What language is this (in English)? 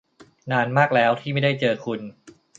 Thai